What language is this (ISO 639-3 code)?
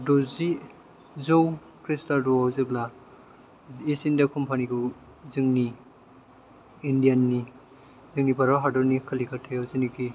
brx